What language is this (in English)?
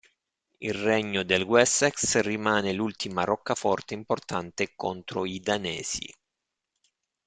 Italian